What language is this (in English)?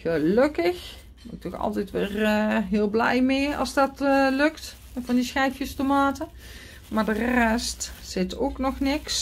Dutch